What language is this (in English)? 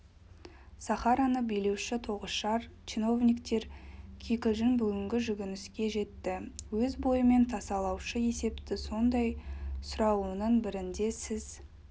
Kazakh